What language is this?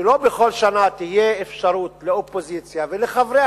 Hebrew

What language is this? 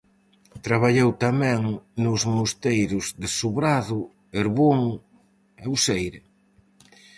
Galician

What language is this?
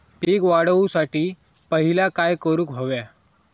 Marathi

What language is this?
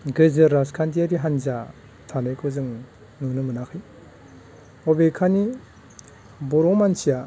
Bodo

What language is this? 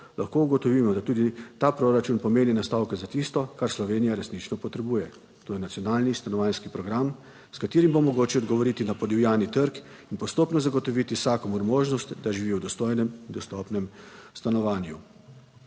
Slovenian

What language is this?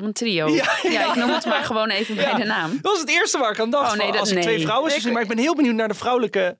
Dutch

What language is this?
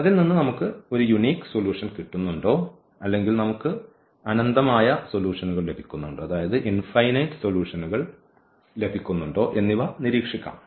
Malayalam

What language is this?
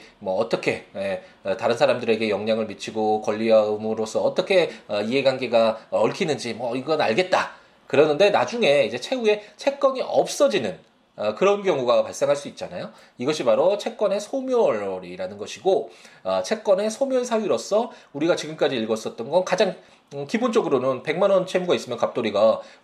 Korean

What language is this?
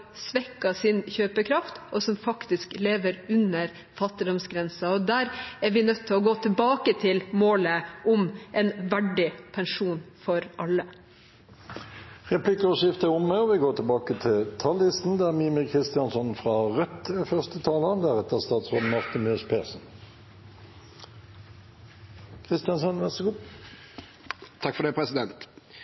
Norwegian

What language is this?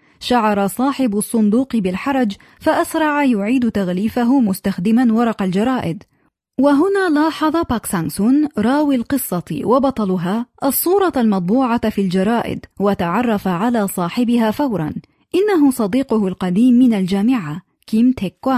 Arabic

